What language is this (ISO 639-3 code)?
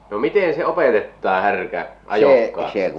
fin